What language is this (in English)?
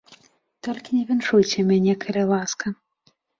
Belarusian